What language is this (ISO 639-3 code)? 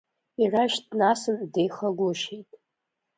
abk